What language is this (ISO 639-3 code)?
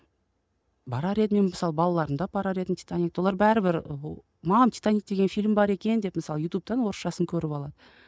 kaz